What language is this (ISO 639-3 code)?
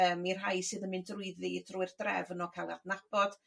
cym